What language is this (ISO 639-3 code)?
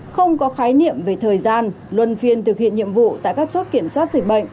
vie